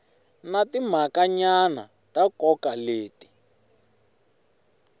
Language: Tsonga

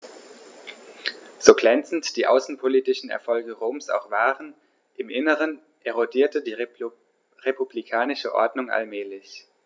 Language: German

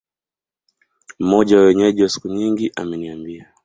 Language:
Swahili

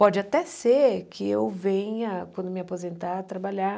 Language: Portuguese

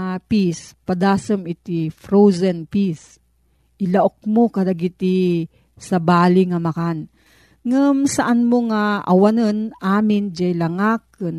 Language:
Filipino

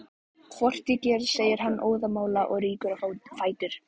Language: Icelandic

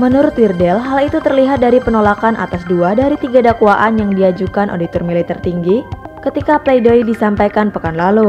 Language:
Indonesian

